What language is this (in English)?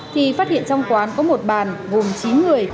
Vietnamese